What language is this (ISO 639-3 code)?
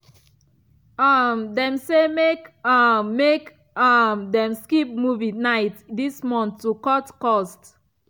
pcm